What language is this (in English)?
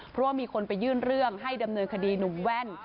Thai